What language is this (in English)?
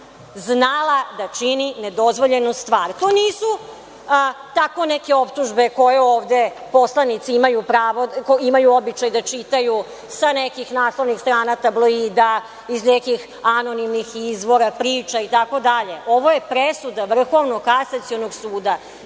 Serbian